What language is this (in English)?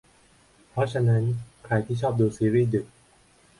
Thai